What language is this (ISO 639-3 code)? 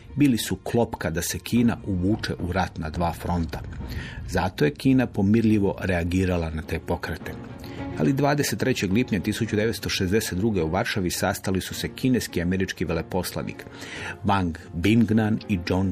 hrv